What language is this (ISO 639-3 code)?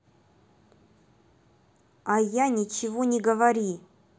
rus